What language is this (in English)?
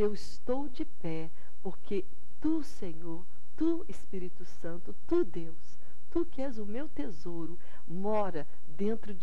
Portuguese